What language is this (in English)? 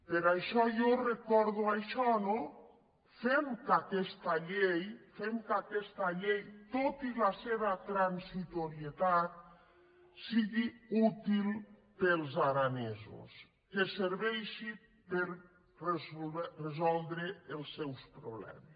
Catalan